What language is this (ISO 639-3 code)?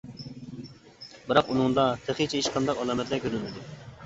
uig